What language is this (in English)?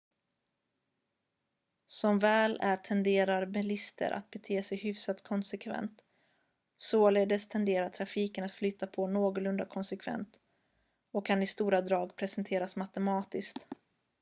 Swedish